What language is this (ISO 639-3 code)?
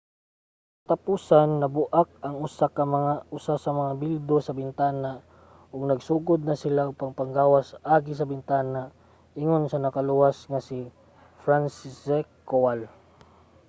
ceb